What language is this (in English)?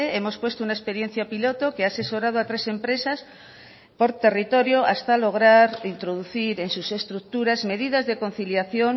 Spanish